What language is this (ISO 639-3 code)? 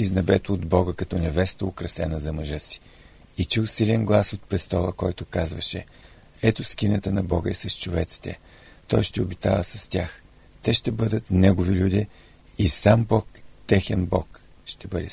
bul